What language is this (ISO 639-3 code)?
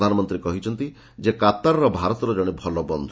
ori